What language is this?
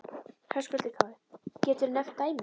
Icelandic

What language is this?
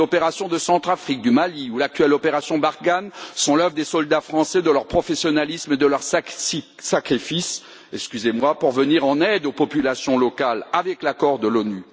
French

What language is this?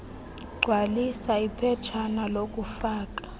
Xhosa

